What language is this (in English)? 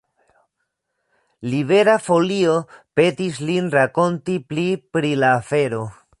Esperanto